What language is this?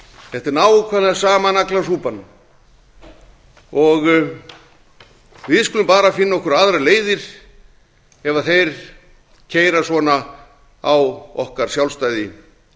Icelandic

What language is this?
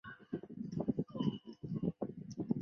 Chinese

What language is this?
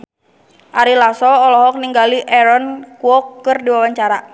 Sundanese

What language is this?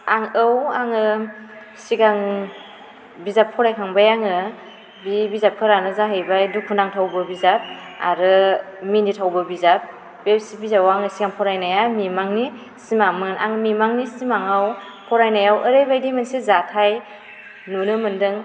Bodo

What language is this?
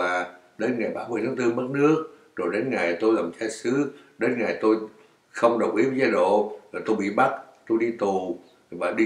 Vietnamese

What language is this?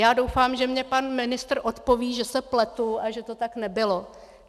Czech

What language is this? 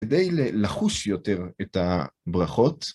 Hebrew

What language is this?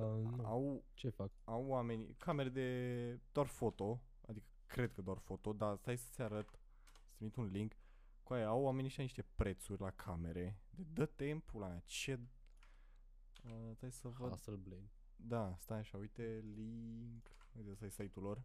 Romanian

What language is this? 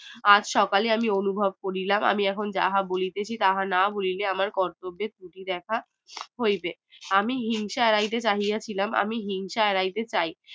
Bangla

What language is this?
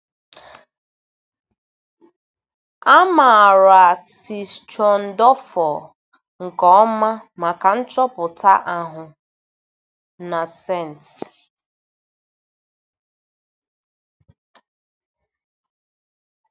Igbo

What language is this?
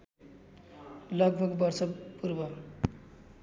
Nepali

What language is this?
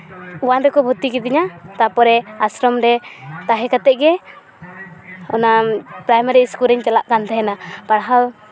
Santali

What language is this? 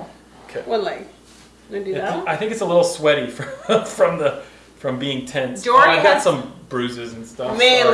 English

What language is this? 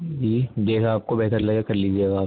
Urdu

